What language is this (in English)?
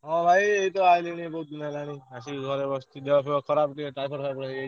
Odia